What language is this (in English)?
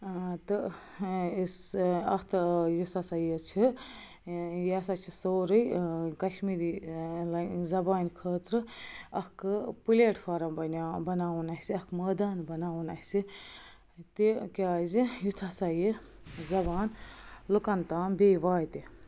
Kashmiri